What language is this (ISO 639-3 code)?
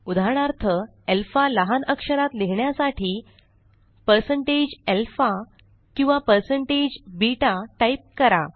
mar